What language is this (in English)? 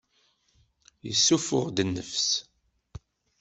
Kabyle